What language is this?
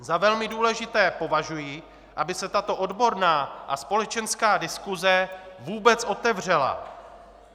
Czech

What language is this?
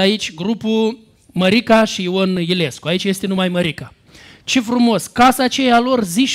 Romanian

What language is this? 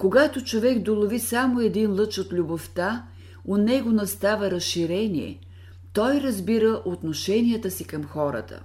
Bulgarian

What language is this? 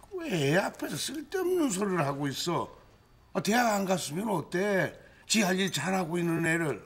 Korean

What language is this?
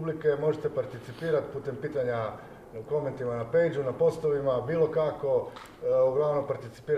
Croatian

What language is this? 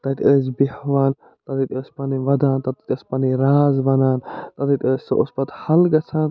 Kashmiri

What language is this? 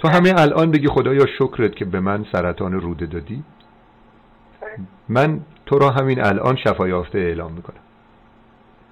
Persian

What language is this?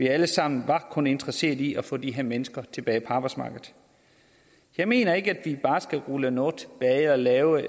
Danish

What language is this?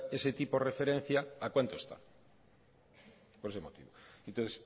Spanish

